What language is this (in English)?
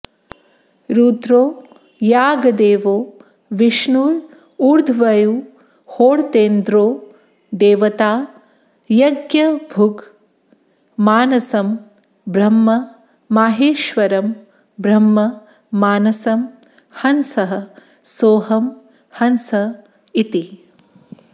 Sanskrit